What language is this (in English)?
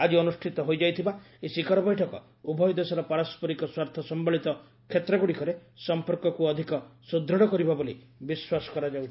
Odia